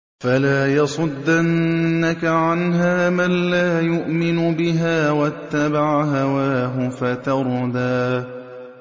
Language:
Arabic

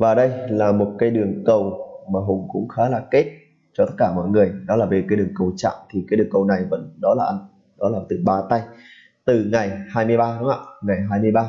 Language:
Vietnamese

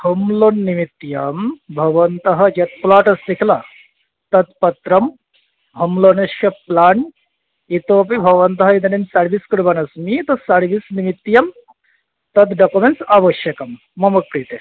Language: Sanskrit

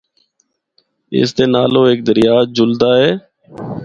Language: Northern Hindko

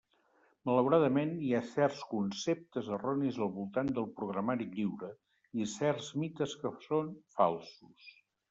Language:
Catalan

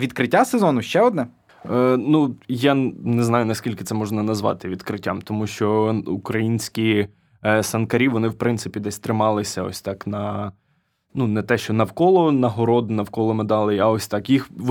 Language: Ukrainian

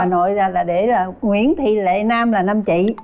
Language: Vietnamese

